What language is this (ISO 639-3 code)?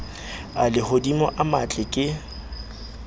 sot